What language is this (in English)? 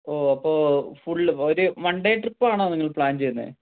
Malayalam